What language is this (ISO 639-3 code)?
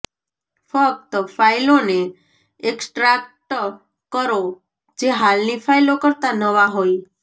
guj